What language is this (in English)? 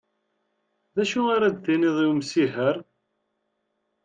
Kabyle